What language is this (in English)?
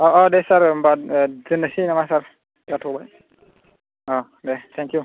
Bodo